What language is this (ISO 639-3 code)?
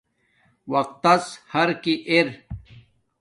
dmk